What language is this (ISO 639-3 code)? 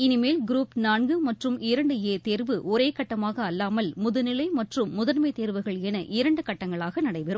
tam